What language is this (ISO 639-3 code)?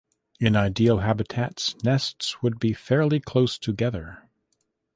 eng